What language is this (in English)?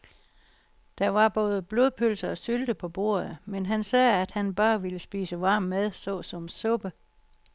Danish